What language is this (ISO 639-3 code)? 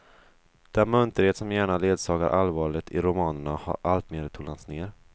swe